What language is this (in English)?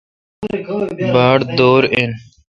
Kalkoti